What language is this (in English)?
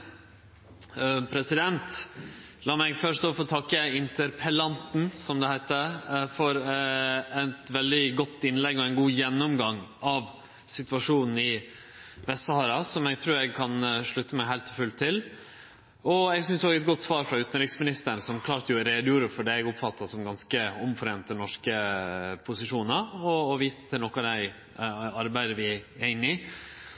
Norwegian Nynorsk